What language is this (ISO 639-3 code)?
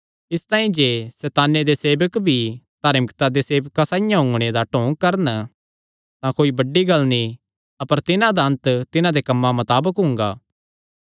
xnr